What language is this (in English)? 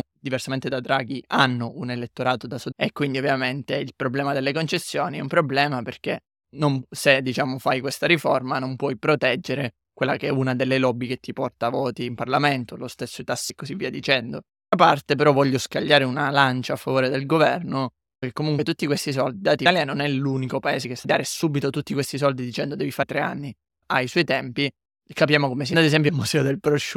Italian